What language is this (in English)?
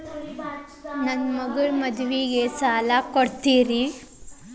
Kannada